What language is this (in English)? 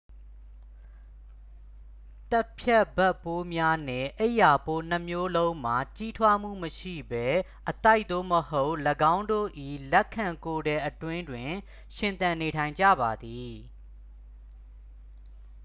Burmese